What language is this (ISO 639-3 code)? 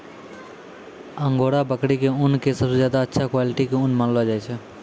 mai